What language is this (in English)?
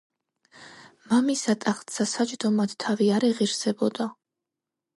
Georgian